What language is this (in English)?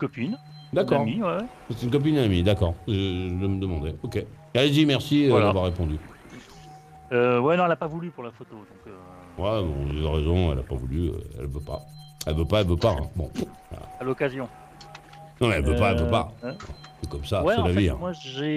French